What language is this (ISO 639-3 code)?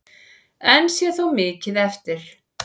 isl